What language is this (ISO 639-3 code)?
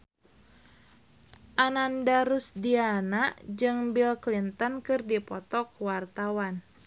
sun